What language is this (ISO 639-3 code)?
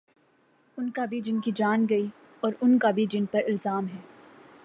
urd